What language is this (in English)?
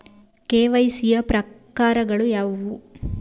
Kannada